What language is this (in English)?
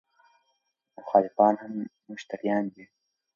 Pashto